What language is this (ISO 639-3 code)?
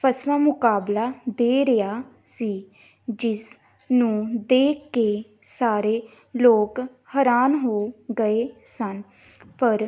pan